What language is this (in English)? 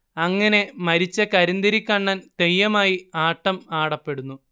Malayalam